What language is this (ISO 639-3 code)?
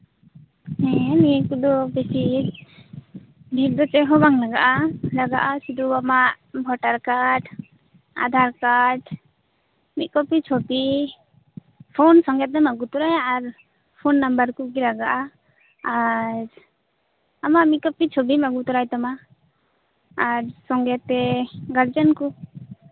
sat